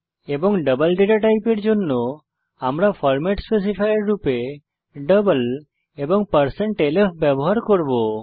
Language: Bangla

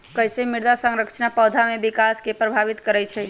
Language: Magahi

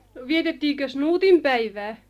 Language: Finnish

